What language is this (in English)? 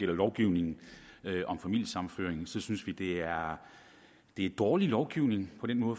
Danish